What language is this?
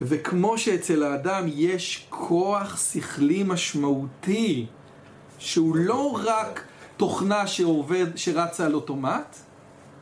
Hebrew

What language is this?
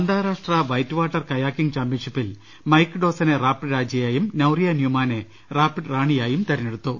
Malayalam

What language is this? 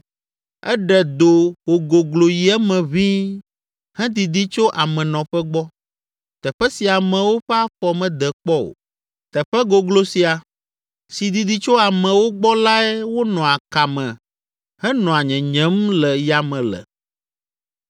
Ewe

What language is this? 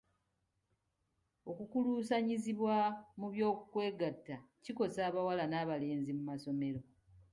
Ganda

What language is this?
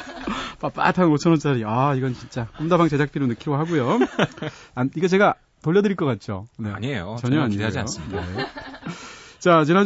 Korean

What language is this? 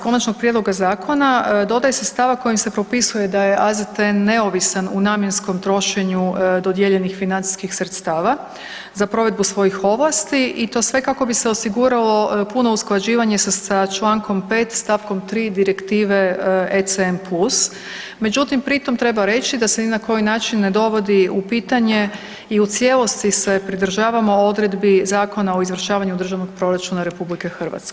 Croatian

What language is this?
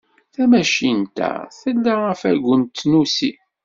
Kabyle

